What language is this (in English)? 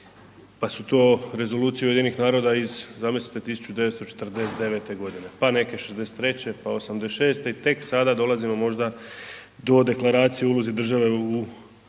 Croatian